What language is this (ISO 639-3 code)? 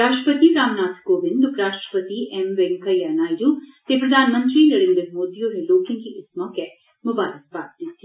doi